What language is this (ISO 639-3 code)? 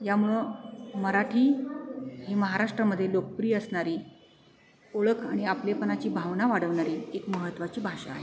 mar